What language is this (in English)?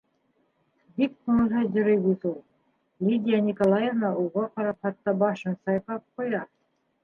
Bashkir